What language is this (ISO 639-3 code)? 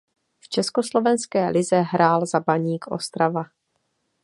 ces